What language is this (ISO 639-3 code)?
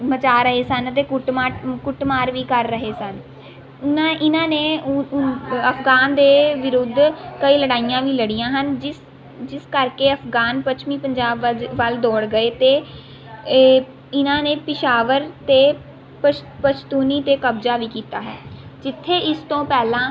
pan